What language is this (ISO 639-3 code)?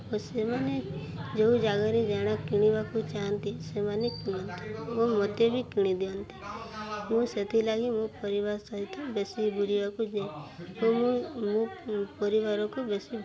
ori